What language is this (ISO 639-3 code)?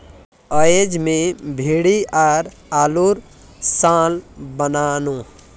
mag